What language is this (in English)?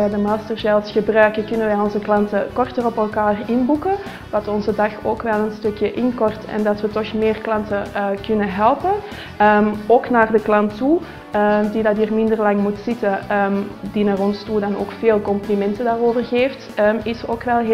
Dutch